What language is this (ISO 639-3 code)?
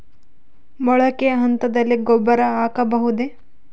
kan